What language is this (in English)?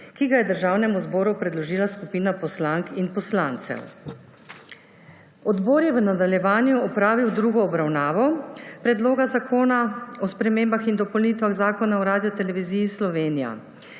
Slovenian